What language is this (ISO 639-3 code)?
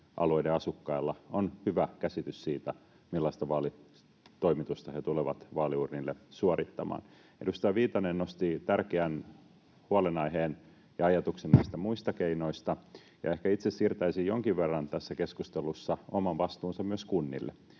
fin